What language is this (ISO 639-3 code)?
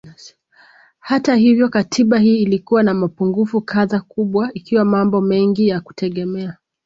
swa